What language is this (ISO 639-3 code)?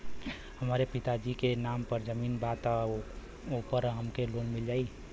bho